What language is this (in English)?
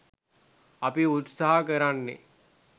Sinhala